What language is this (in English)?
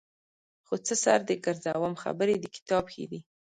Pashto